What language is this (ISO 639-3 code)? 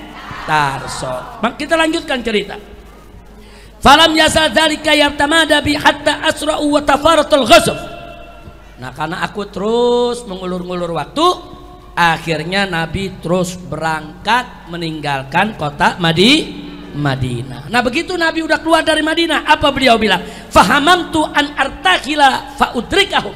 ind